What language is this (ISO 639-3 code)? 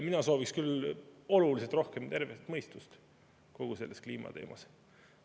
est